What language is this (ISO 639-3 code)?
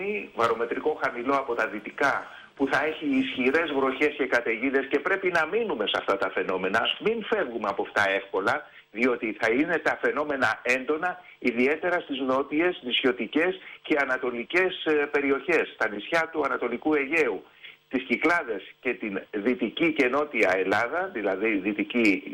ell